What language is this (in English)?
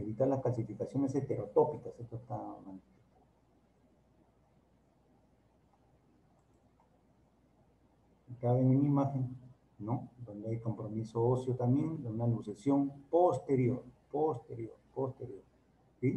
Spanish